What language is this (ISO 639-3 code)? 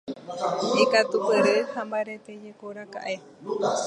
grn